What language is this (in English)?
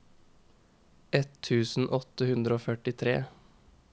Norwegian